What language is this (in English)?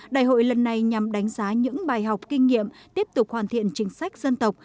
Vietnamese